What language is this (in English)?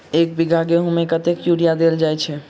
Maithili